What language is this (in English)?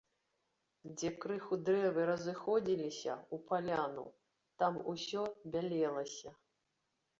Belarusian